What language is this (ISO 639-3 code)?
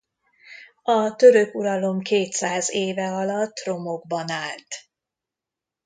hun